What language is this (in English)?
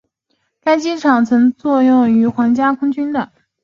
Chinese